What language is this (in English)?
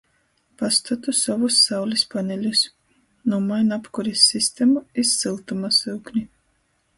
Latgalian